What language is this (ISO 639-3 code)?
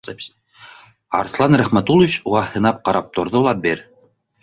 bak